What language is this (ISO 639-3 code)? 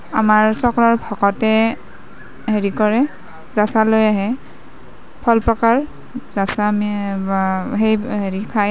asm